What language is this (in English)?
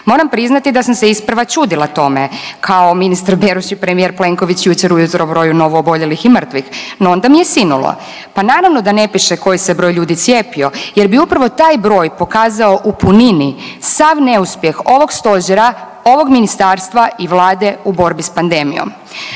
Croatian